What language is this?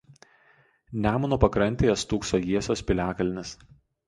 Lithuanian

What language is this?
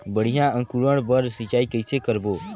Chhattisgarhi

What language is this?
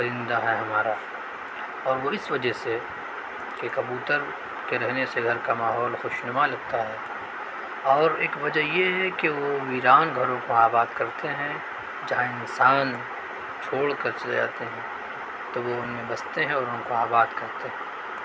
Urdu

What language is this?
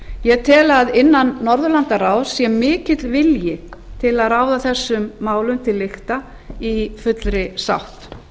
Icelandic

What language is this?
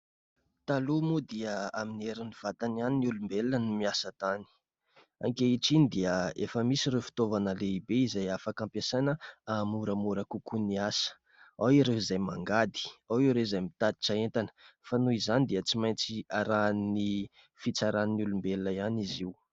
Malagasy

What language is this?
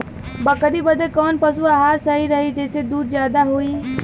Bhojpuri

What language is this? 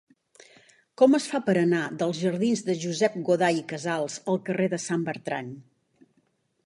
Catalan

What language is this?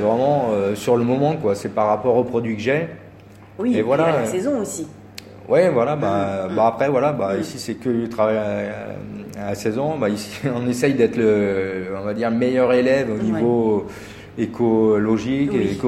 French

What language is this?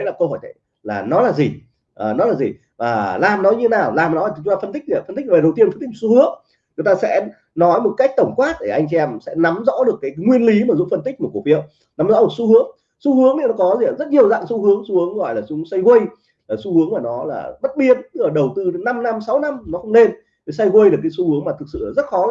Vietnamese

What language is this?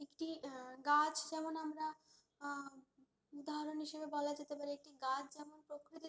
Bangla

